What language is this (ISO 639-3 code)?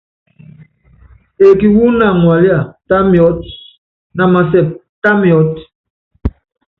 yav